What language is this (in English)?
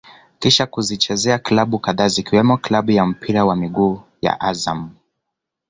Swahili